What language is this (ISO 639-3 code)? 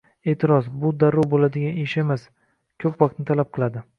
uzb